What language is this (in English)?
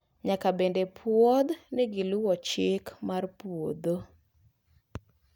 Luo (Kenya and Tanzania)